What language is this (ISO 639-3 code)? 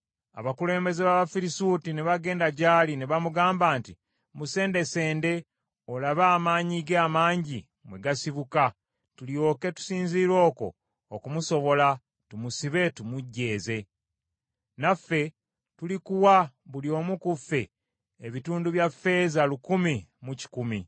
lug